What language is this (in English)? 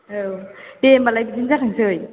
Bodo